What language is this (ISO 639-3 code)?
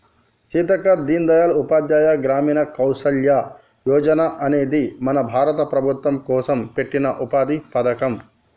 tel